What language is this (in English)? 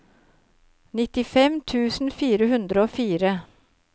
Norwegian